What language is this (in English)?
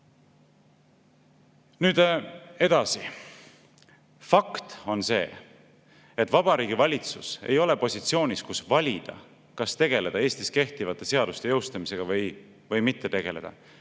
Estonian